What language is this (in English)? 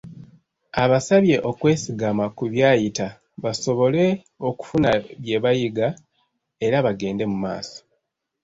Ganda